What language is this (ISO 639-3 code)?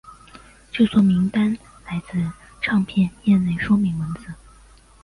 zho